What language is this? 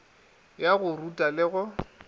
Northern Sotho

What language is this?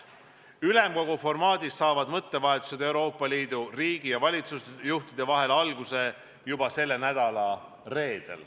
Estonian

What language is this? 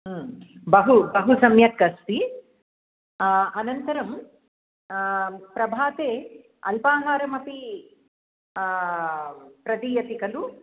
Sanskrit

